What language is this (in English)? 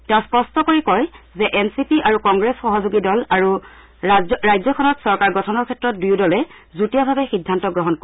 Assamese